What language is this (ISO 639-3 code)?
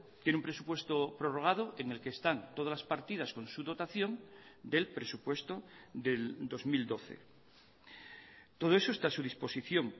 spa